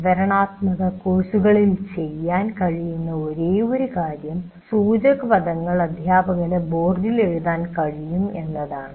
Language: Malayalam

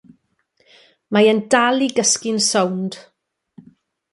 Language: Welsh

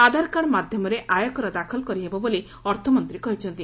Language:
Odia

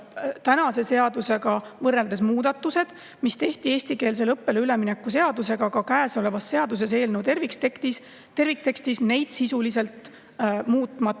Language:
Estonian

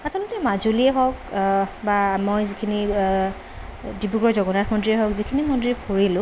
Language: Assamese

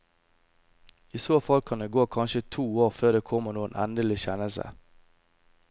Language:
Norwegian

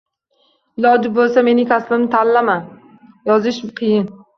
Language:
Uzbek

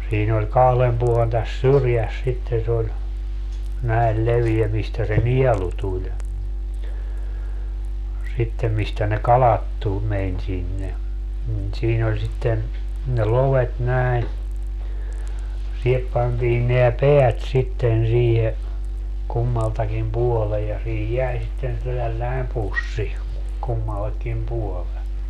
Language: Finnish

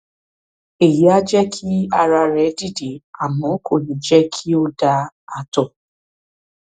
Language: Yoruba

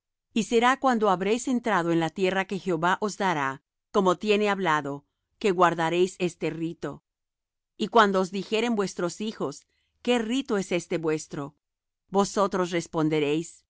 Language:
Spanish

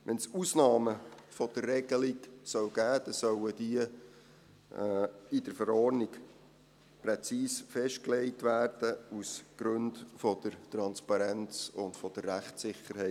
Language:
Swiss German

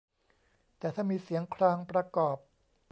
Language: Thai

